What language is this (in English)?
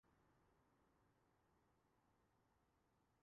Urdu